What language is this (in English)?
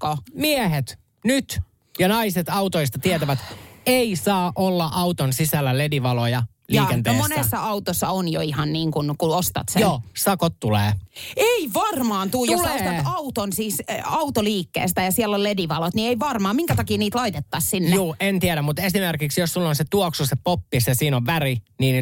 Finnish